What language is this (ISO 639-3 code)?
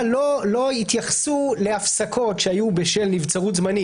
heb